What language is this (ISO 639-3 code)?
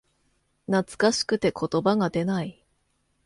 jpn